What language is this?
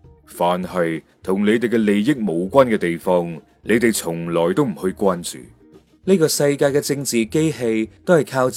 Chinese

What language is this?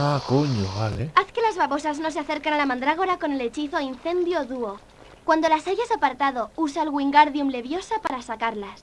Spanish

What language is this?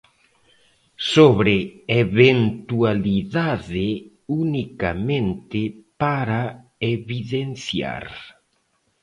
Galician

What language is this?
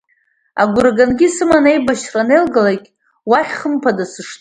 Abkhazian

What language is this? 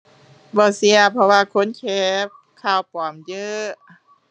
Thai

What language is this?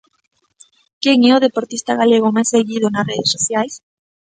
Galician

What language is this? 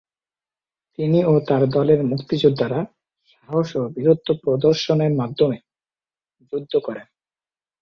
Bangla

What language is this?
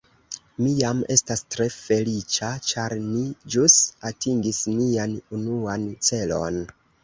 Esperanto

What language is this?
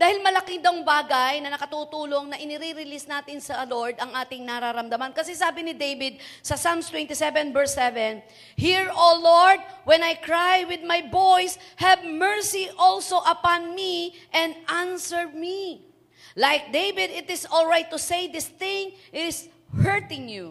Filipino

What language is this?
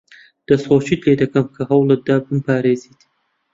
Central Kurdish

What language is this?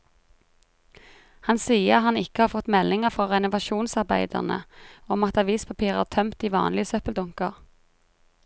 Norwegian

